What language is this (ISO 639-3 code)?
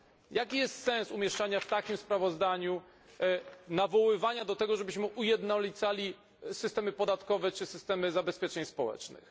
pol